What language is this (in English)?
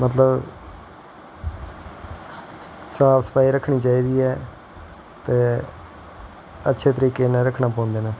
Dogri